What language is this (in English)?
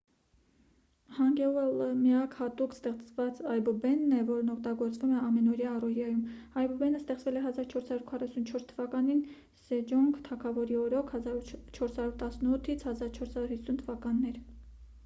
Armenian